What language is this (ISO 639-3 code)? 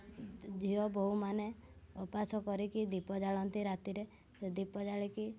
ori